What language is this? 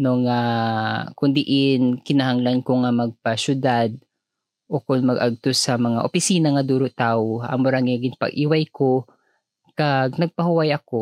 Filipino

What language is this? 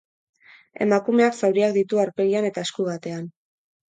Basque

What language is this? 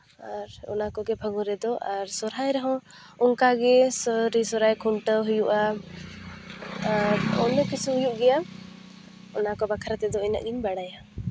Santali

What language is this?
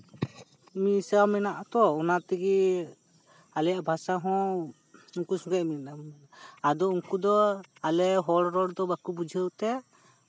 Santali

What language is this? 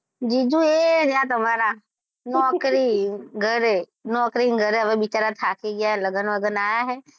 Gujarati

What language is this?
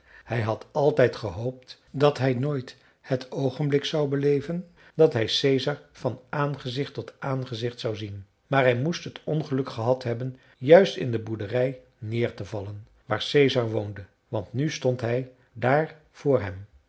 Dutch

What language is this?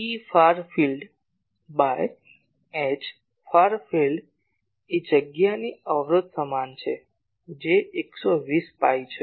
Gujarati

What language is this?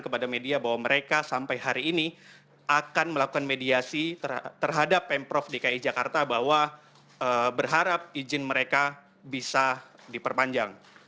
Indonesian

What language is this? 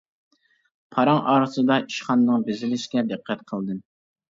Uyghur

